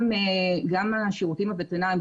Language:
Hebrew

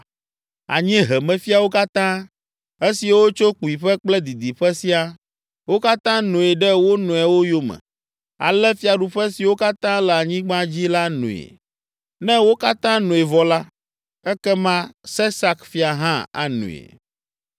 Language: Ewe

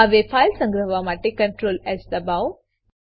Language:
Gujarati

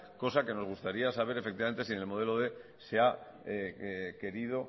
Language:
Spanish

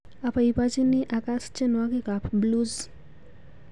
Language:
Kalenjin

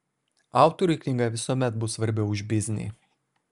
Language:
Lithuanian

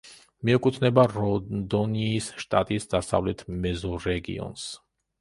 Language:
Georgian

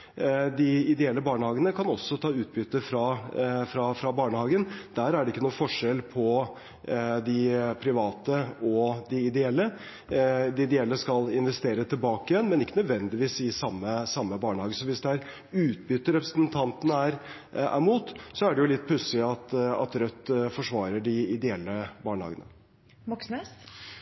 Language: Norwegian Bokmål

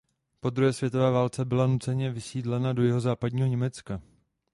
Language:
Czech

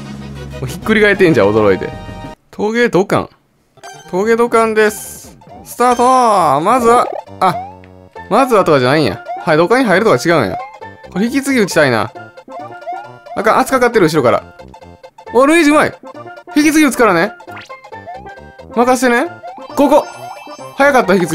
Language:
Japanese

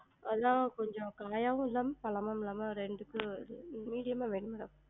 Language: Tamil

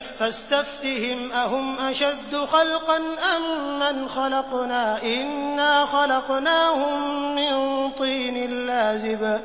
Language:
Arabic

